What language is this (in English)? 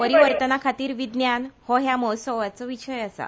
Konkani